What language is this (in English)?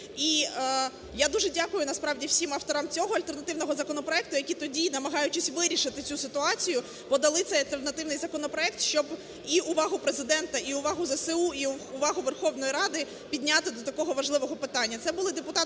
Ukrainian